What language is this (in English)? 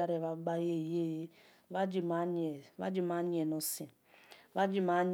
Esan